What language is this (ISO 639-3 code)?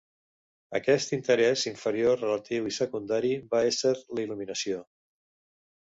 cat